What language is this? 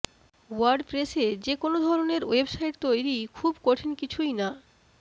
Bangla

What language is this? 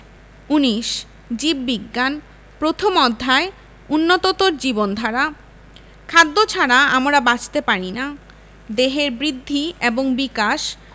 Bangla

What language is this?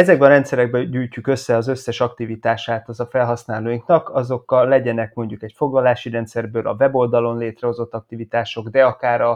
Hungarian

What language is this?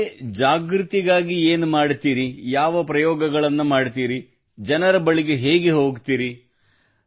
Kannada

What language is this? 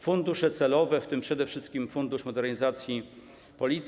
Polish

